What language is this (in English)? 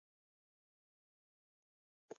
Pashto